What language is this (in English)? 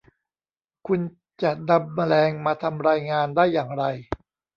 Thai